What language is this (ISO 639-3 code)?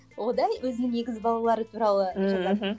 kaz